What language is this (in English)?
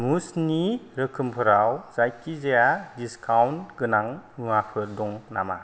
Bodo